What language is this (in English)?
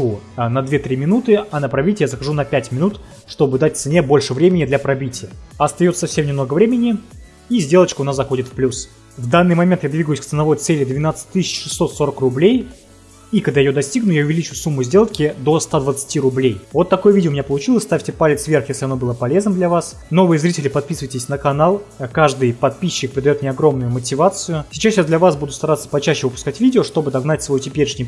Russian